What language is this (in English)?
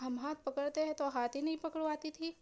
Urdu